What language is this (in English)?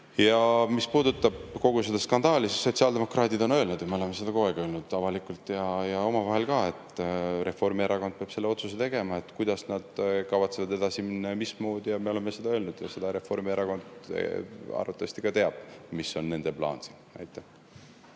Estonian